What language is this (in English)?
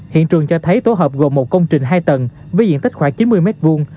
Vietnamese